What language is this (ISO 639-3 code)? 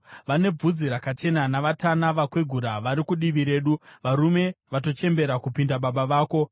sna